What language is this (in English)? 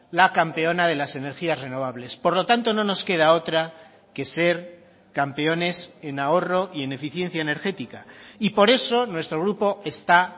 Spanish